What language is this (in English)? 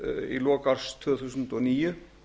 Icelandic